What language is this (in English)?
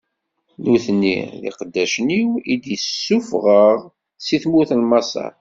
Kabyle